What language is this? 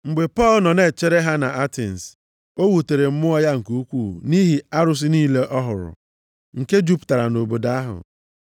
Igbo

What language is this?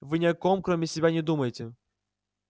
Russian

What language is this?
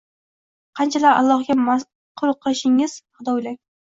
Uzbek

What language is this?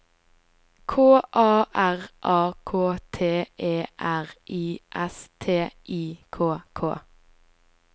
Norwegian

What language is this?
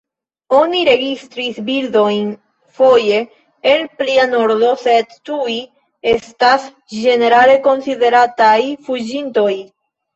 Esperanto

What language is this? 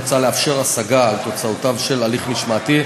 Hebrew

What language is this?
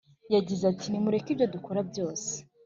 Kinyarwanda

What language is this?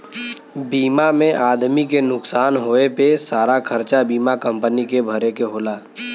Bhojpuri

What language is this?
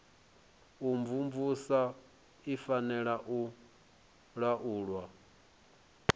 Venda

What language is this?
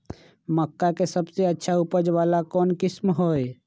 Magahi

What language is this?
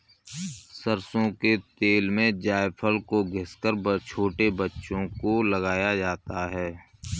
Hindi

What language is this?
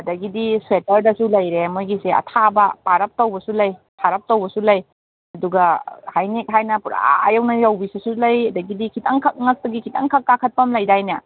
Manipuri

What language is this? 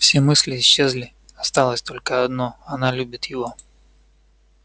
Russian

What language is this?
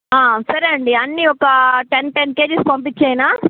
Telugu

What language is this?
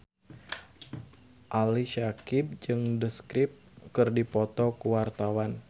Sundanese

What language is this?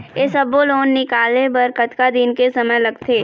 Chhattisgarhi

